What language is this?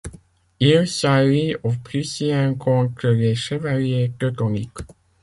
French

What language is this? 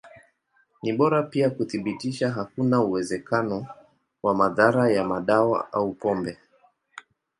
Swahili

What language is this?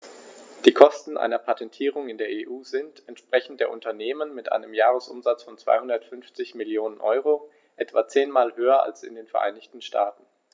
German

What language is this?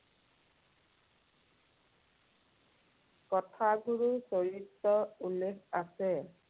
Assamese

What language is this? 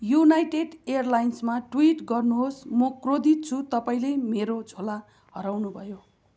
Nepali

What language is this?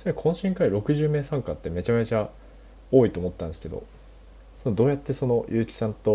Japanese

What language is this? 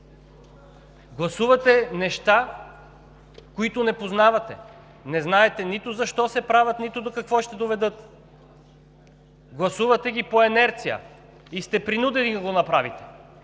Bulgarian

